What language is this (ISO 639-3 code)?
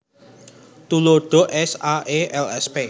jav